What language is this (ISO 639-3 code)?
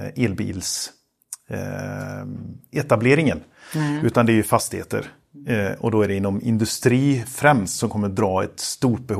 swe